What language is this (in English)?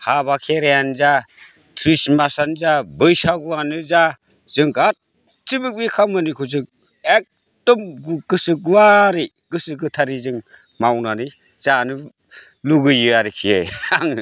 Bodo